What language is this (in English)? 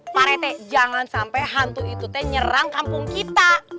Indonesian